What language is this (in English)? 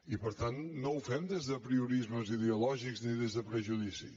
Catalan